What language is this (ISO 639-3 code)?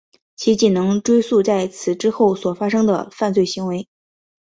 zho